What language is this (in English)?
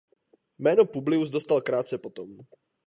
Czech